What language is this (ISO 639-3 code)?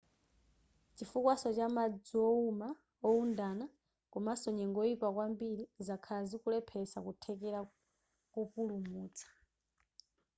nya